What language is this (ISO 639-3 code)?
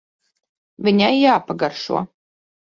lav